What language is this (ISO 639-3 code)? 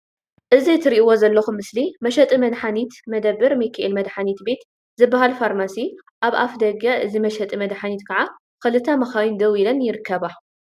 tir